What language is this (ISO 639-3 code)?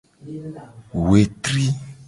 gej